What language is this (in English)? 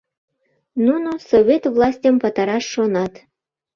Mari